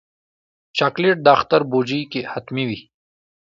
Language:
Pashto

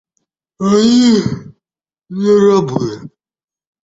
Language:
Russian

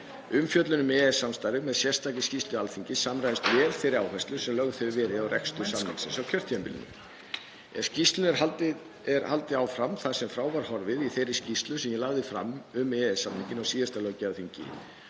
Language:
Icelandic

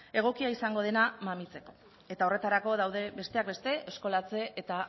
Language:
Basque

